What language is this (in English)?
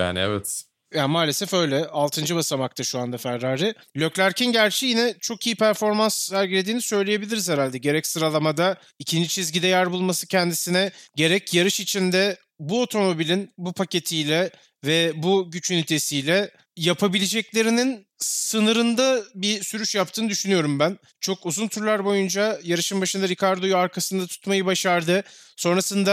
Turkish